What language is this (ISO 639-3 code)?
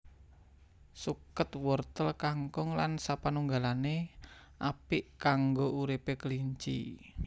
jav